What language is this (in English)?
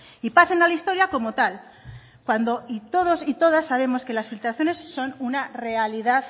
Spanish